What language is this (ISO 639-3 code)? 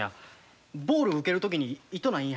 jpn